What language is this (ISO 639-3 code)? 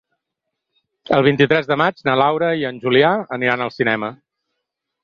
cat